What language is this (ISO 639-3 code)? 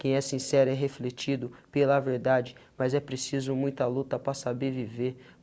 por